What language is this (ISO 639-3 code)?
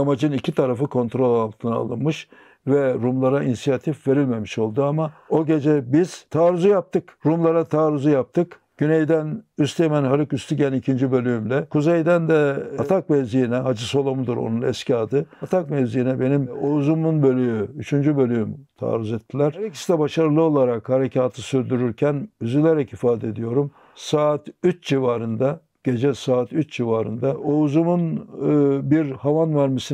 tur